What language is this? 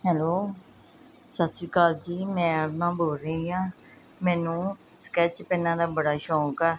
Punjabi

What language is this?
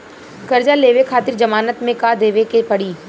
Bhojpuri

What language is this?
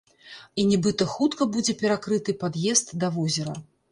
Belarusian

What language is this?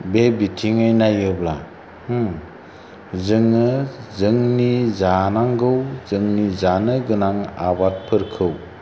Bodo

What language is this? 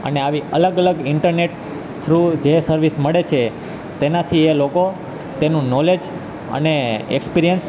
Gujarati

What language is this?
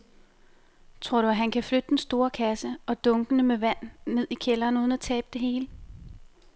Danish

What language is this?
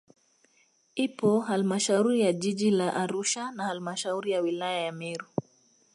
Swahili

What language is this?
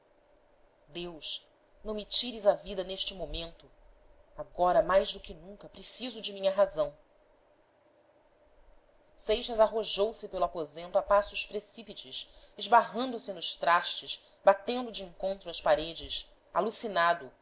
Portuguese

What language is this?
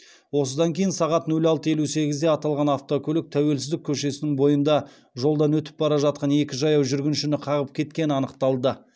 Kazakh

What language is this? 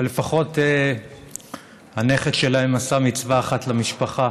Hebrew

